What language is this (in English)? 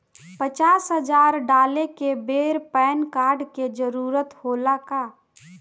Bhojpuri